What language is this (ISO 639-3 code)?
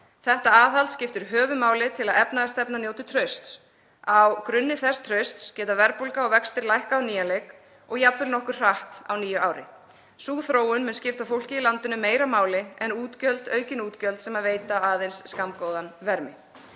isl